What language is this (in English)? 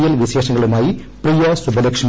Malayalam